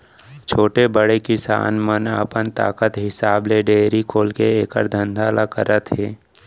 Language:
Chhattisgarhi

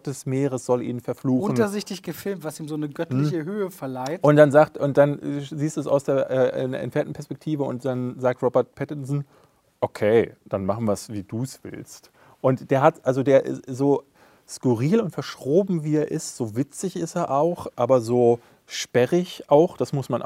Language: German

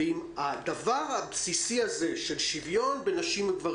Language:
Hebrew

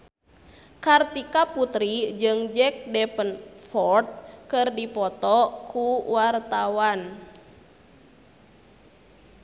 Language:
Sundanese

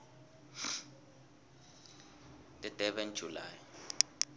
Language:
South Ndebele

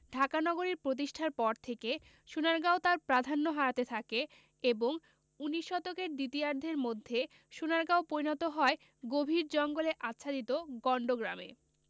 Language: Bangla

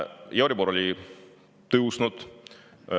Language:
Estonian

